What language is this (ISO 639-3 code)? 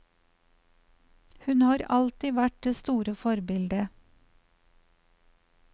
nor